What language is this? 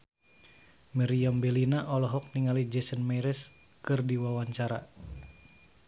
Sundanese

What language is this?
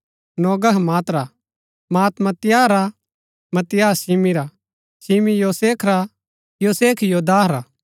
Gaddi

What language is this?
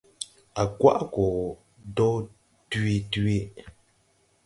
Tupuri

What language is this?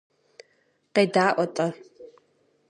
Kabardian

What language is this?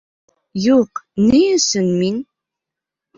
Bashkir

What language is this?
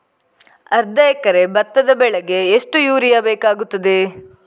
Kannada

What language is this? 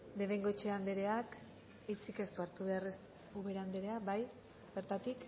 Basque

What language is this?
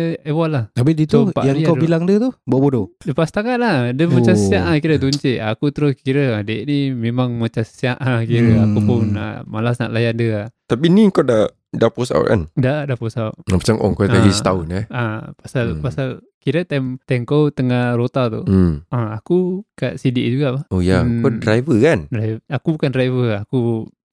Malay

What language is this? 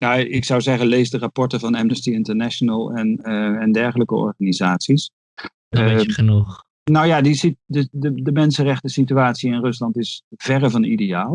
Dutch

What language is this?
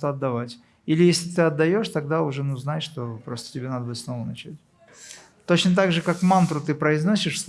Russian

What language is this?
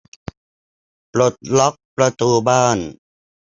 Thai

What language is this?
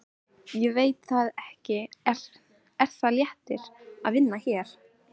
Icelandic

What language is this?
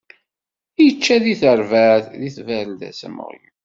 Kabyle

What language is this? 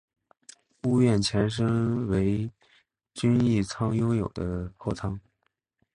Chinese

